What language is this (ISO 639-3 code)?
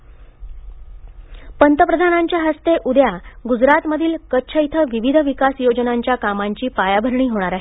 mar